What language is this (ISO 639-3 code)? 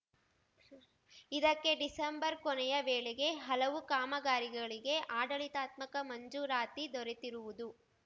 kan